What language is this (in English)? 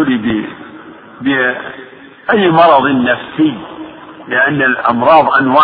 Arabic